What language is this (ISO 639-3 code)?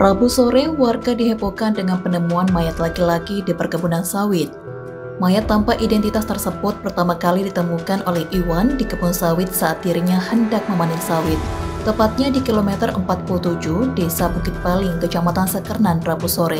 ind